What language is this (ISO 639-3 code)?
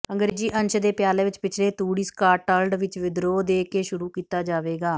pan